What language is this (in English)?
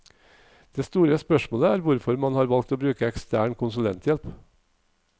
Norwegian